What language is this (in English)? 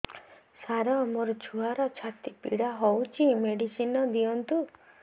Odia